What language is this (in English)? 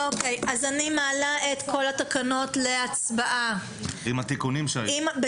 Hebrew